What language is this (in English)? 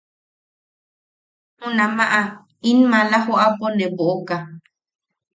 Yaqui